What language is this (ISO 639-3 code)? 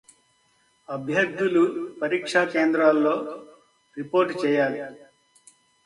tel